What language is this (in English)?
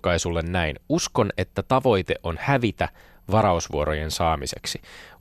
Finnish